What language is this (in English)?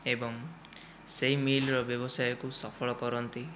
Odia